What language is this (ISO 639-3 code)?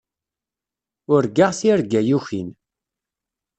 kab